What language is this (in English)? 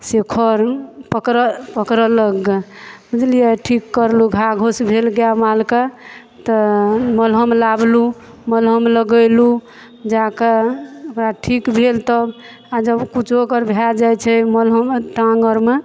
Maithili